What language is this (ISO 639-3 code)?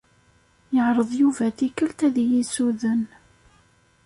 kab